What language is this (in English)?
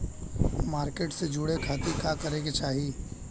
Bhojpuri